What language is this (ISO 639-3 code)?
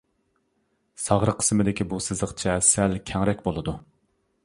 uig